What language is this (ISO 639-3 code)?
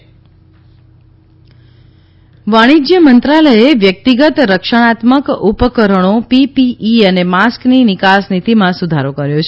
guj